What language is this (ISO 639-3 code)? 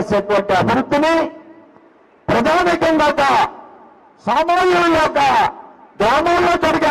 tur